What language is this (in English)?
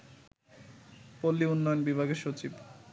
Bangla